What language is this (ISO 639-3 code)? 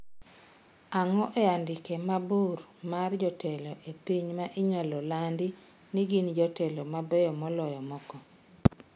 luo